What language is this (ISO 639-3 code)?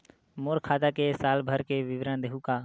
hne